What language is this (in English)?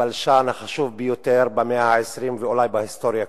Hebrew